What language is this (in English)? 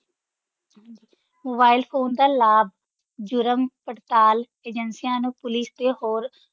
Punjabi